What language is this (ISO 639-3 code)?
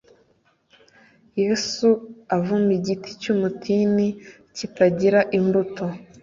kin